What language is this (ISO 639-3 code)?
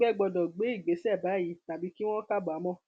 yor